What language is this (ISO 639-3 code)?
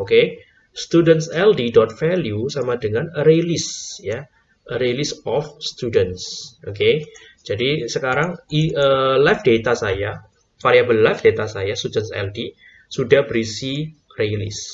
ind